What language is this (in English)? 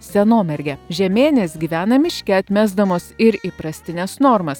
Lithuanian